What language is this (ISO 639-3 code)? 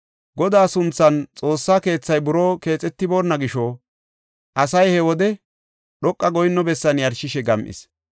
gof